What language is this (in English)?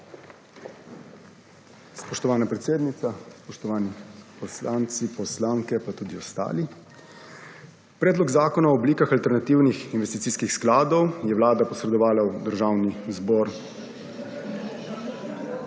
Slovenian